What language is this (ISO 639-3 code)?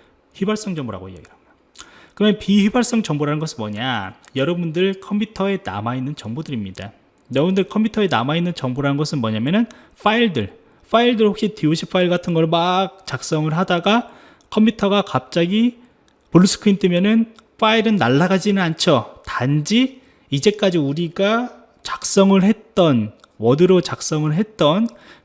kor